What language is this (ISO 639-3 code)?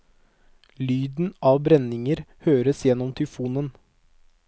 nor